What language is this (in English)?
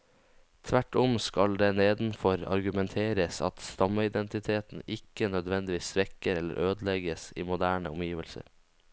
Norwegian